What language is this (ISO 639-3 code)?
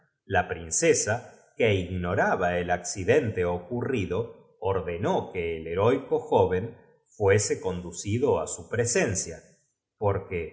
spa